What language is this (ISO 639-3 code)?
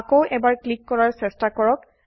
asm